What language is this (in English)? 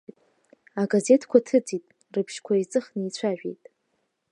Abkhazian